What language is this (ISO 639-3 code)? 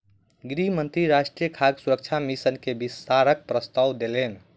mai